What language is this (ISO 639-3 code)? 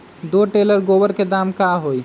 mag